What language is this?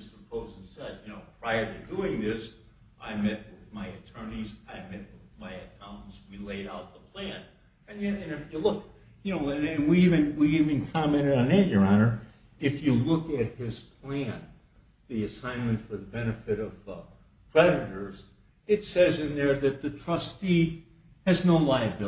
English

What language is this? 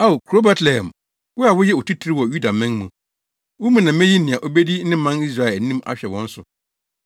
Akan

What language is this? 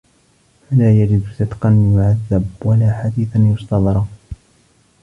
Arabic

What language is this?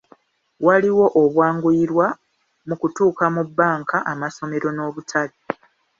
Ganda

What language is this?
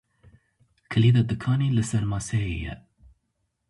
Kurdish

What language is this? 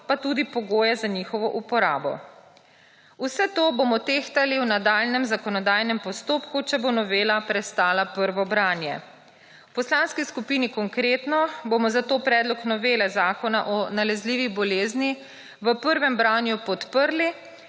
Slovenian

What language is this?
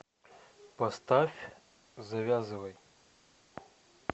Russian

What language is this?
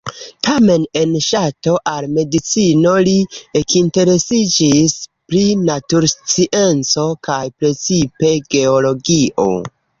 Esperanto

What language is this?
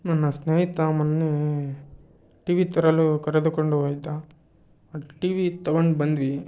Kannada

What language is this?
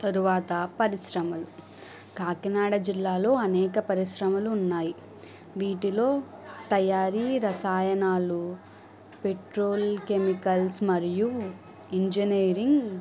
Telugu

